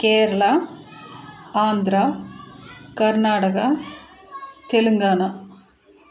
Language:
Tamil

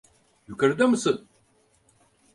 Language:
Turkish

